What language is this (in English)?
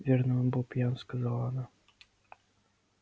Russian